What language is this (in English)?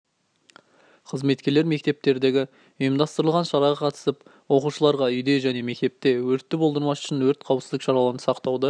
Kazakh